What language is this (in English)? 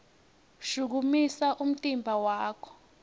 Swati